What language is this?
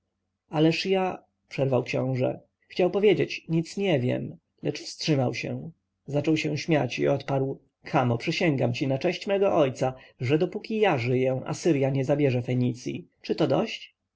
Polish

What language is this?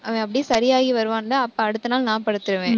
Tamil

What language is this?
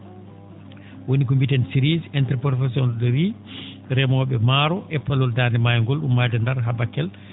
Fula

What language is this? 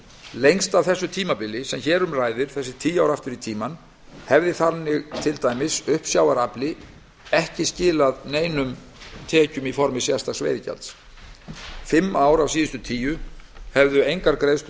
Icelandic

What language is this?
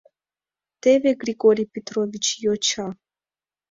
Mari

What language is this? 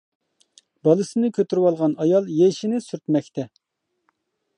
Uyghur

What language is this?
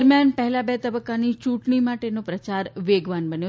Gujarati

